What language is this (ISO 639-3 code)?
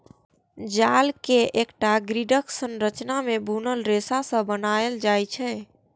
mai